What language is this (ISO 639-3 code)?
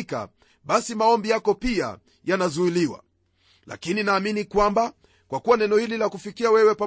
swa